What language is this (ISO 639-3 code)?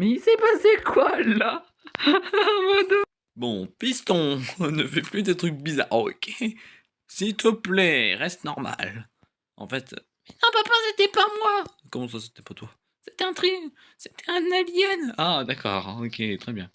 fra